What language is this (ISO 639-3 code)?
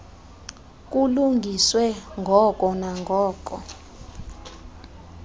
xho